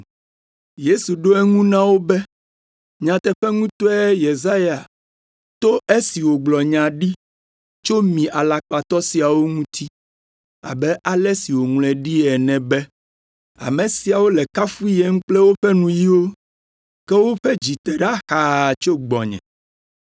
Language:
Ewe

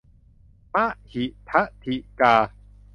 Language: Thai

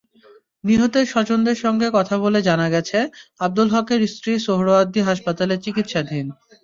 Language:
Bangla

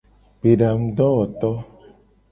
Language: Gen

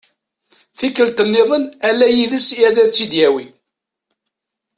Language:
Kabyle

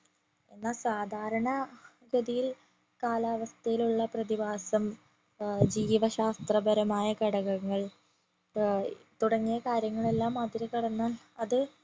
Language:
Malayalam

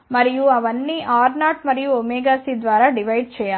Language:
Telugu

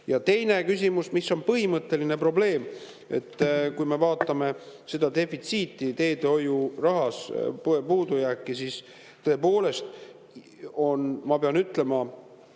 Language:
Estonian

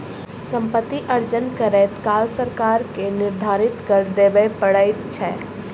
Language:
Maithili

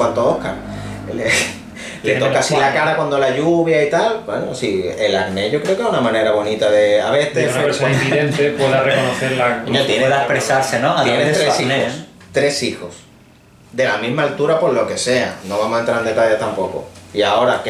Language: Spanish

